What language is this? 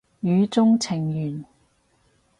Cantonese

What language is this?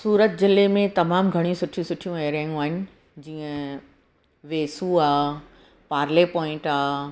Sindhi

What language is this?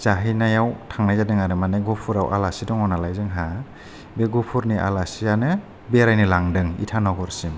Bodo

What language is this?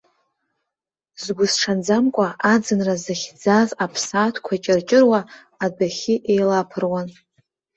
Abkhazian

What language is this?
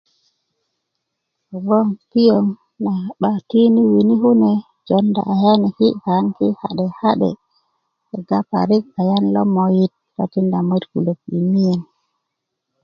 Kuku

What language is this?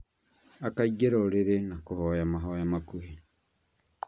Kikuyu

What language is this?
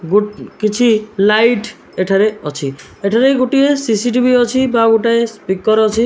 Odia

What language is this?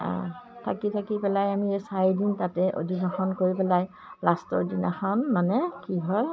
Assamese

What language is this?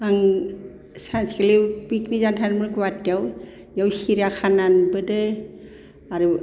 Bodo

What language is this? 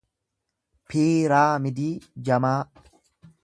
Oromo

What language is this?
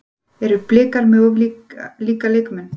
Icelandic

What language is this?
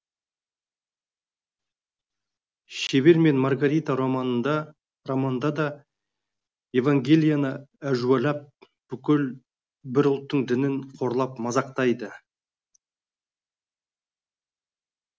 Kazakh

